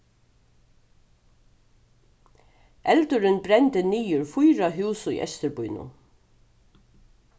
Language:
Faroese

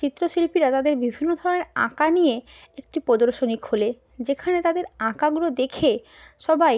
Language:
Bangla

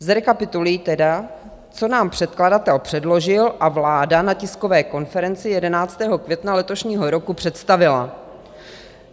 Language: Czech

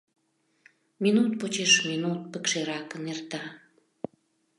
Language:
Mari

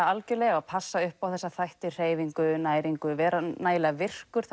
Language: Icelandic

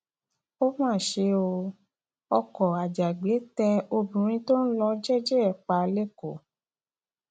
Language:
Yoruba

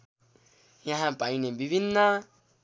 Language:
Nepali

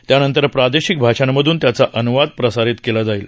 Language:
Marathi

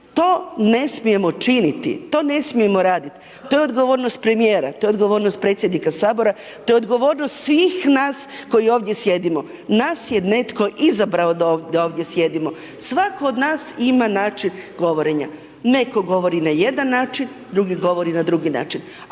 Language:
Croatian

